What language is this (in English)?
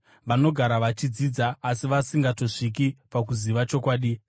Shona